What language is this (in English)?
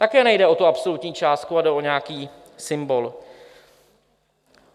Czech